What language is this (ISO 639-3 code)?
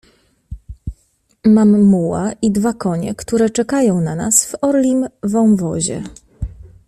pol